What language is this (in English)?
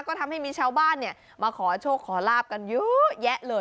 Thai